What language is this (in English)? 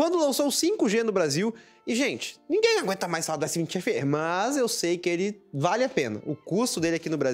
Portuguese